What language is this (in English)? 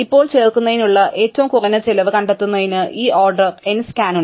Malayalam